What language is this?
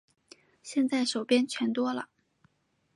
Chinese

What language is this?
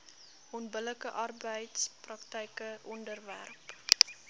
Afrikaans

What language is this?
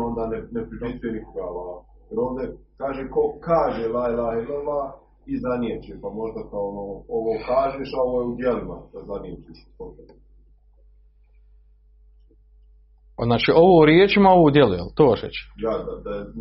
Croatian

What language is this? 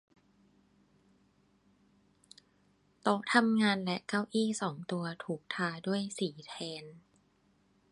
Thai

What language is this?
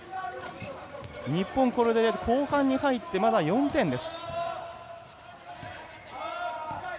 Japanese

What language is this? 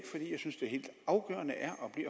Danish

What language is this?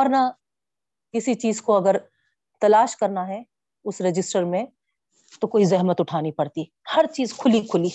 Urdu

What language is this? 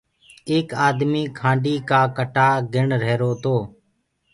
Gurgula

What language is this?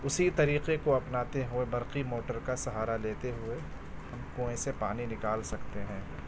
Urdu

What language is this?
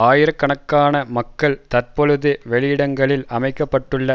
Tamil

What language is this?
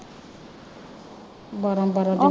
Punjabi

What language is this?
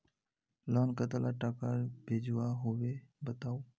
Magahi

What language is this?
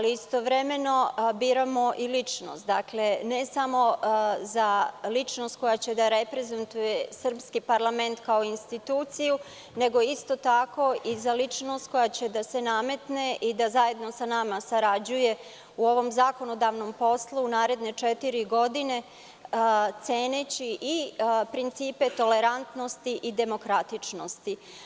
Serbian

